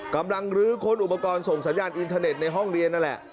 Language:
Thai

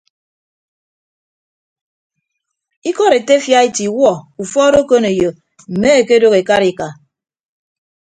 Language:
Ibibio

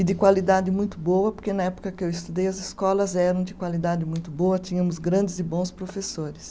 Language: Portuguese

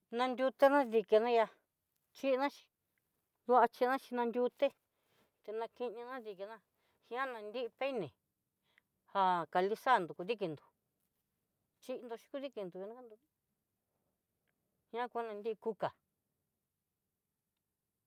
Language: Southeastern Nochixtlán Mixtec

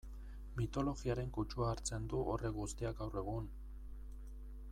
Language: Basque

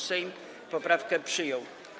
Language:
Polish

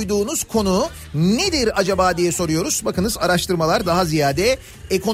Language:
Turkish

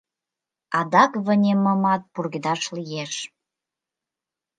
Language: Mari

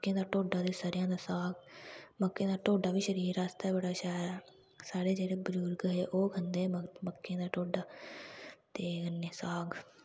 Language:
Dogri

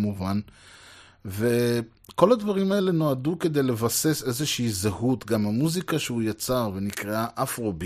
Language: Hebrew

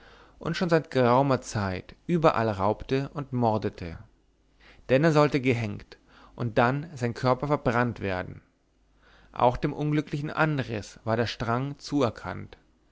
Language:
German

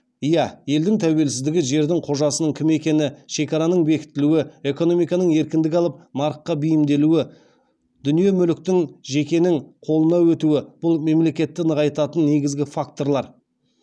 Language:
Kazakh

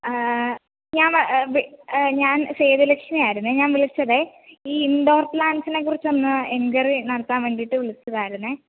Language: Malayalam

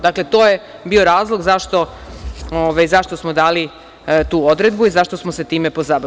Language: Serbian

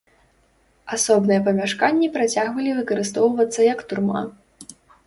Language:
Belarusian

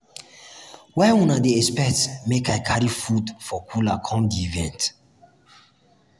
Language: Nigerian Pidgin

